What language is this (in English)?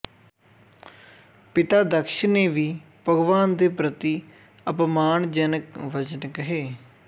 Punjabi